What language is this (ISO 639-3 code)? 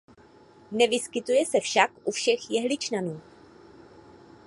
ces